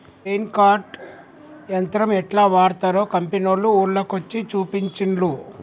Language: Telugu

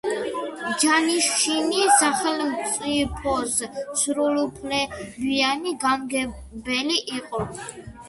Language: Georgian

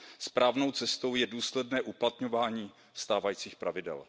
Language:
Czech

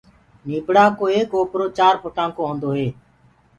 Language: Gurgula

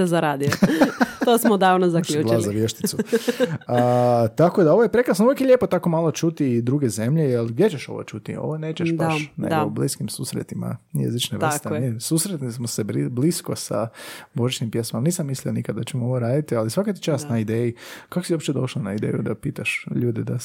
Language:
Croatian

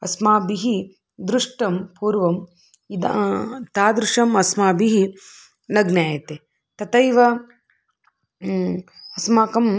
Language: Sanskrit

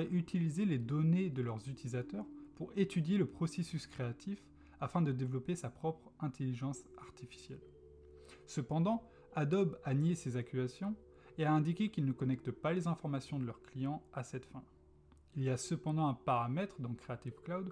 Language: French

